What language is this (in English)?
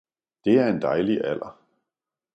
Danish